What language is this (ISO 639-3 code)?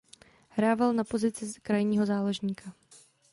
ces